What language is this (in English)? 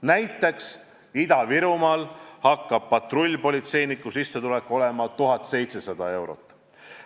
Estonian